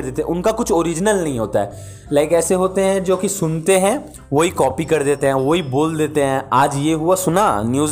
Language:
Hindi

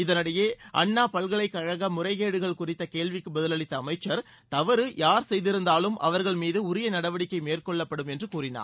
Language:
Tamil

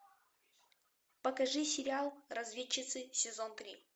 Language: Russian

